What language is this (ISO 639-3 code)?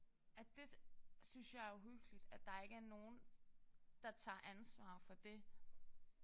dan